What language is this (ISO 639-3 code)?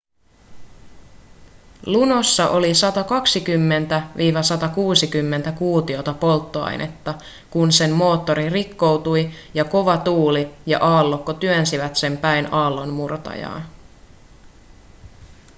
fin